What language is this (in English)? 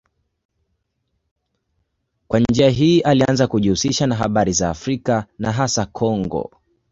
Swahili